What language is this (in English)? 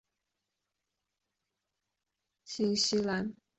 Chinese